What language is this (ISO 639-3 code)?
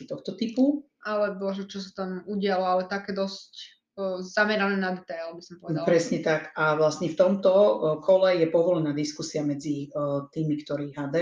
slk